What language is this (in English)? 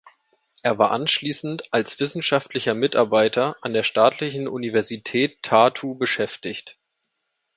German